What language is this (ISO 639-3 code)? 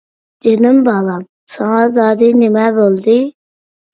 uig